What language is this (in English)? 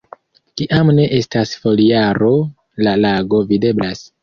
Esperanto